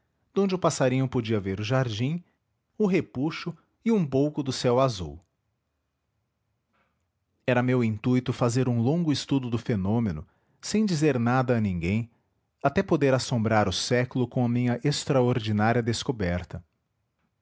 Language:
Portuguese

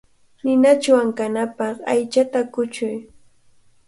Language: Cajatambo North Lima Quechua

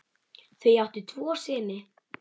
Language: Icelandic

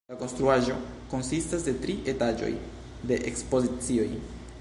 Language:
Esperanto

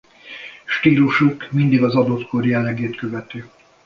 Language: Hungarian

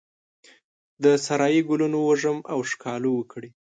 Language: Pashto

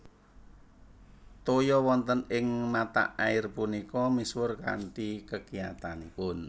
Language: Javanese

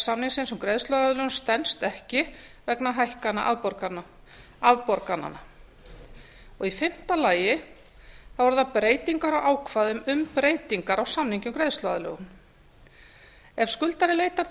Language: Icelandic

